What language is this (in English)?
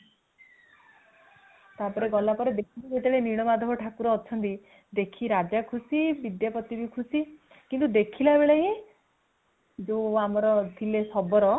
Odia